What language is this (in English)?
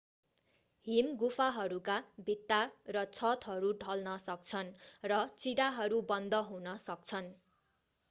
Nepali